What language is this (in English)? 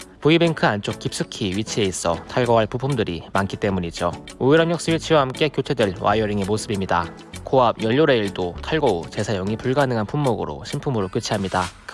Korean